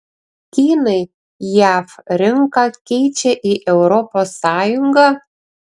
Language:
Lithuanian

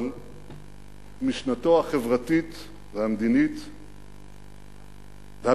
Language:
Hebrew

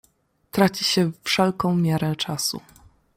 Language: Polish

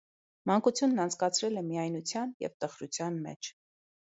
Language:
Armenian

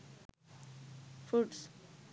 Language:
Sinhala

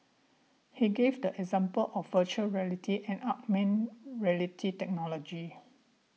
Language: English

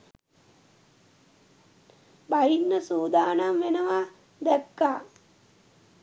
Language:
Sinhala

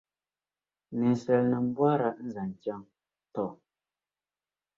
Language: Dagbani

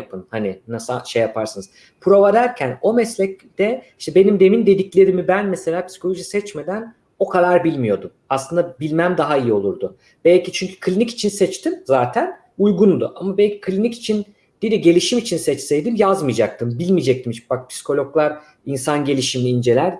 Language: Turkish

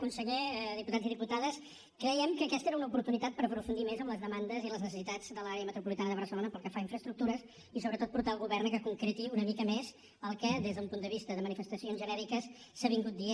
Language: Catalan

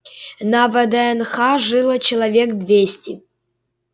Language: Russian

